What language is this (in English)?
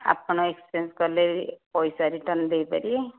Odia